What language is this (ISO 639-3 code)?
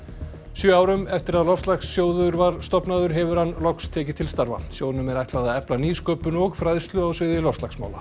isl